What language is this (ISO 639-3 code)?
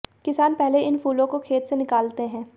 hin